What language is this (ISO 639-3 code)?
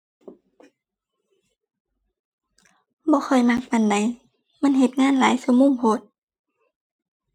tha